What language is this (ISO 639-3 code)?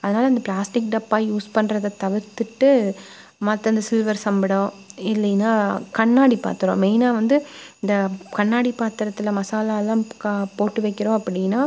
tam